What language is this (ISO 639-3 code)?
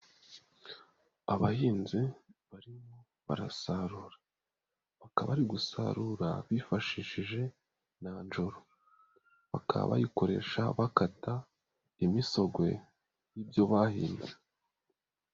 kin